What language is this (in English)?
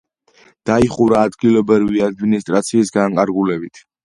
Georgian